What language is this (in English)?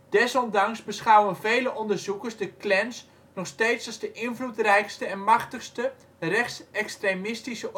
Dutch